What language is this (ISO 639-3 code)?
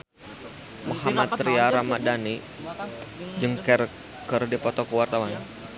sun